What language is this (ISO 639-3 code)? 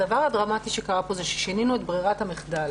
heb